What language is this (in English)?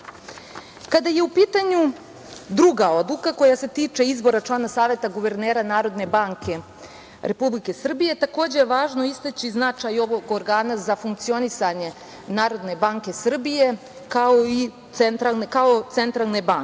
Serbian